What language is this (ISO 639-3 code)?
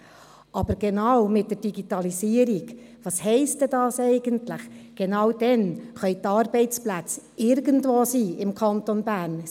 gsw